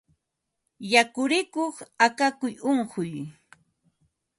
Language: Ambo-Pasco Quechua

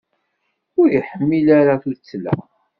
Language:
Kabyle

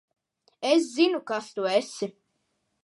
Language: Latvian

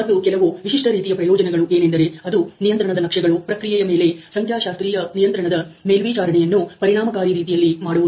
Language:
Kannada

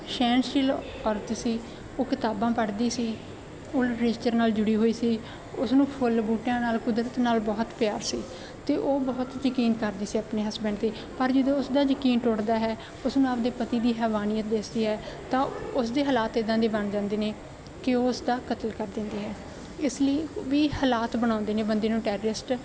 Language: Punjabi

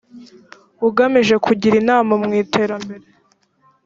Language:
Kinyarwanda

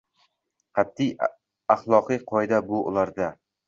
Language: Uzbek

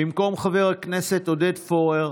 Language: Hebrew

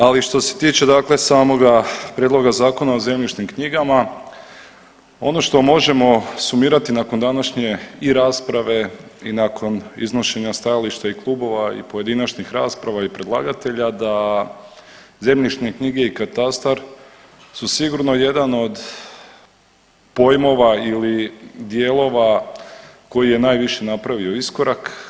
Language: Croatian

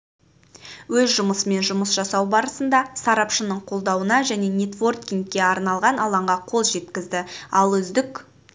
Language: Kazakh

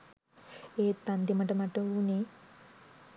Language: Sinhala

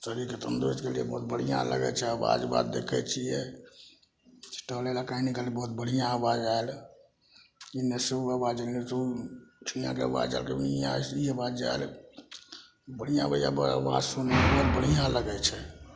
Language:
Maithili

